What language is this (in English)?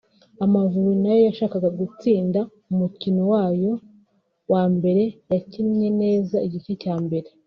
Kinyarwanda